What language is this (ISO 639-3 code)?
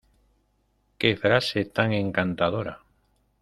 spa